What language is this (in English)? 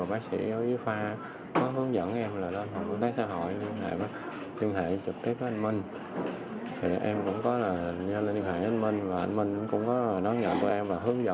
Vietnamese